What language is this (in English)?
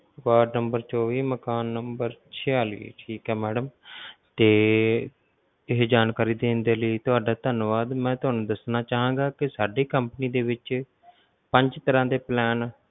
Punjabi